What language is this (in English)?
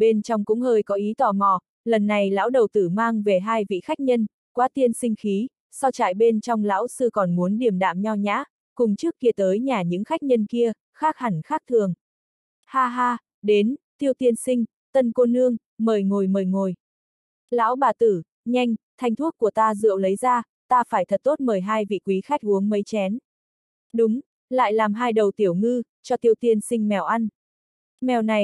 Vietnamese